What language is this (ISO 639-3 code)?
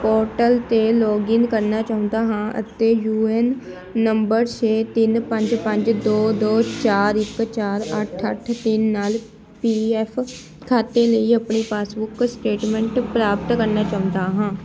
pan